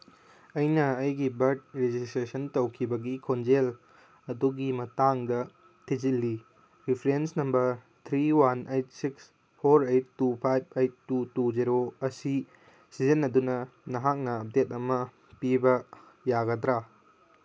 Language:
Manipuri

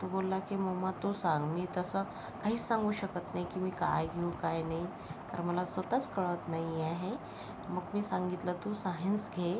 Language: Marathi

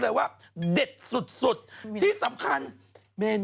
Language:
Thai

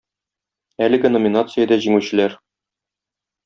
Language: Tatar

